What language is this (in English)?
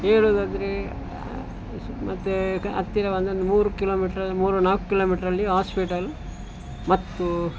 Kannada